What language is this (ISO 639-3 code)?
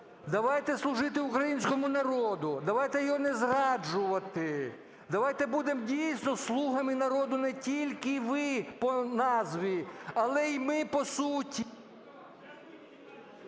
ukr